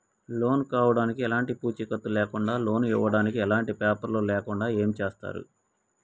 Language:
Telugu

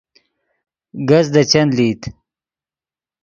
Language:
Yidgha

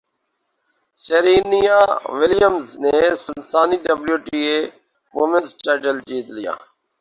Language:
Urdu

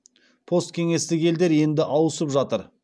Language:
Kazakh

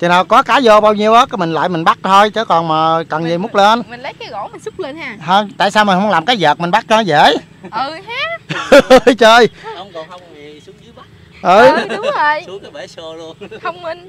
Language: Vietnamese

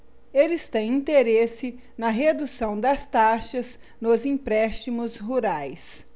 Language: Portuguese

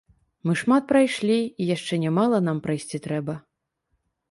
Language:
Belarusian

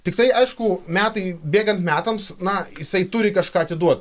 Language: Lithuanian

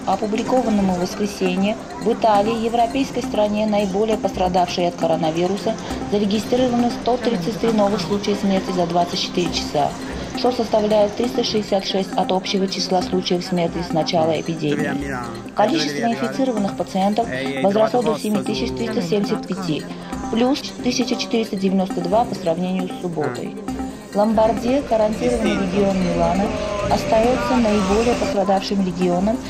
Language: Russian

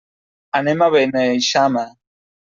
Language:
Catalan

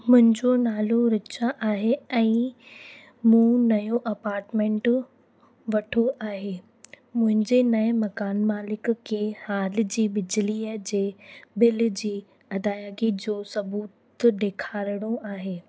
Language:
Sindhi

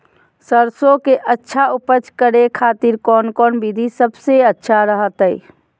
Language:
Magahi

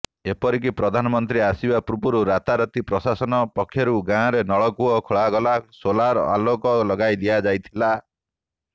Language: Odia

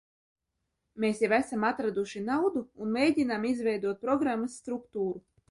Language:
Latvian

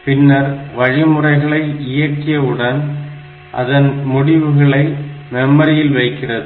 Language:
Tamil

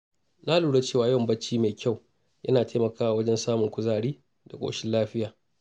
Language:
Hausa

